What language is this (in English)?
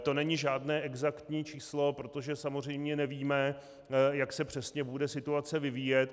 Czech